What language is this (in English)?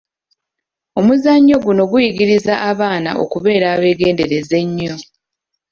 Ganda